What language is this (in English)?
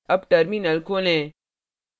Hindi